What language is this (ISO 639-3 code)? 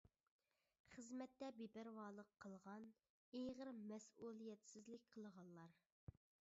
uig